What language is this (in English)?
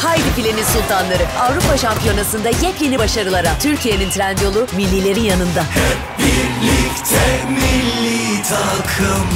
Turkish